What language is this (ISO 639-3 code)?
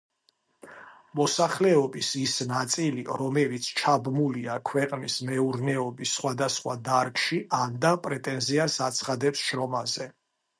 kat